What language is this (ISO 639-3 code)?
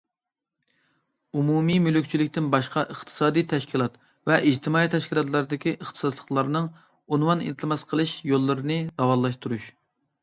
uig